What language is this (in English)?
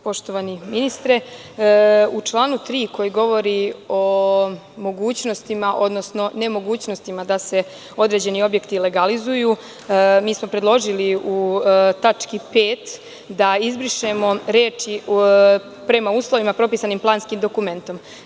Serbian